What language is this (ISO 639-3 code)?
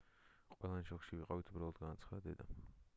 kat